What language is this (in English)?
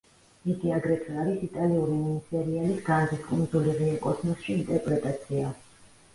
Georgian